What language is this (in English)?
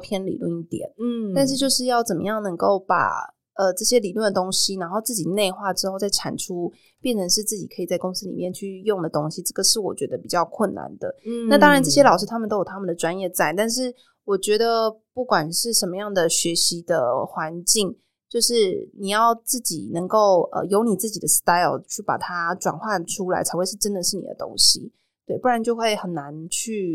Chinese